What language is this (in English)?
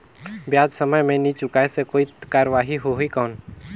Chhattisgarhi